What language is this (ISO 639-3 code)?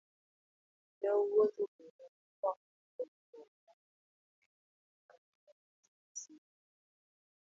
luo